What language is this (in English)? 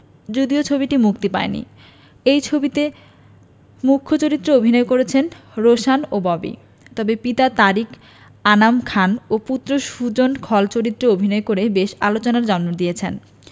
Bangla